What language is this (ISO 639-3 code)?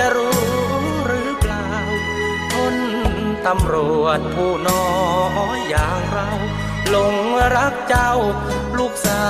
tha